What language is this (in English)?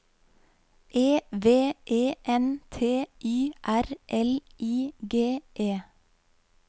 Norwegian